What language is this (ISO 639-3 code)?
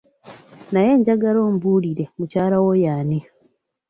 lug